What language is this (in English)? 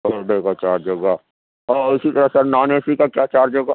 Urdu